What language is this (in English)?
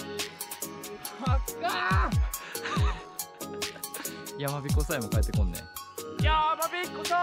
Japanese